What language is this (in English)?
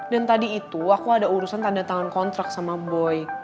Indonesian